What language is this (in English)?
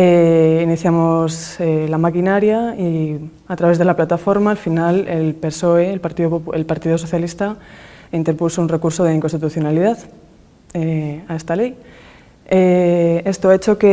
Spanish